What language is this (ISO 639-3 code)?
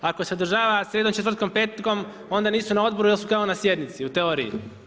hrv